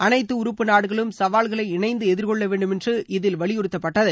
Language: Tamil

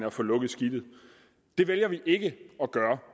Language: Danish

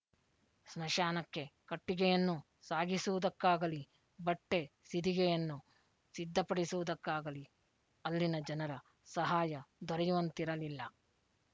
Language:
Kannada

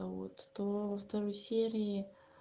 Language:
Russian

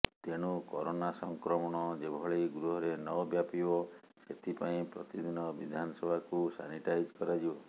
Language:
Odia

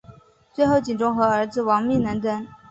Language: Chinese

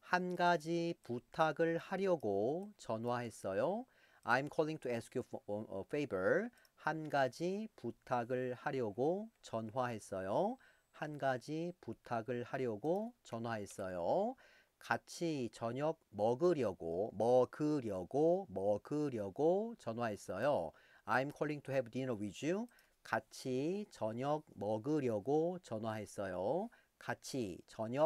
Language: Korean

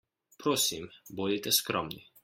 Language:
Slovenian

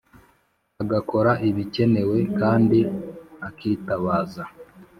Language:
Kinyarwanda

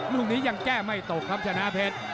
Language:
Thai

